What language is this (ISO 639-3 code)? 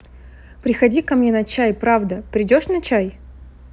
rus